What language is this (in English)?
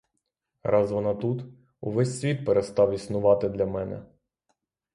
Ukrainian